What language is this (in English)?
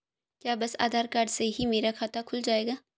Hindi